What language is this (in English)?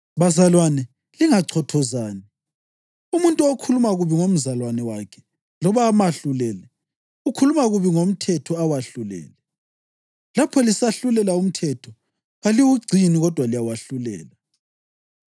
North Ndebele